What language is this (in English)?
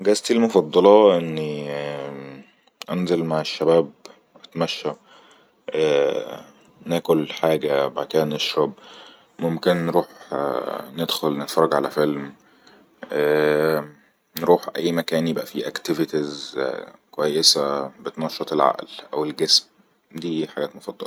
Egyptian Arabic